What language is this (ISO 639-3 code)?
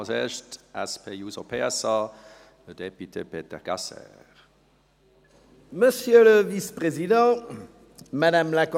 gsw